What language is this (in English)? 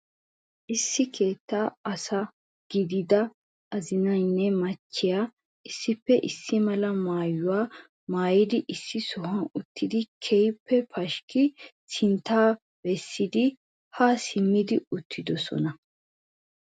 Wolaytta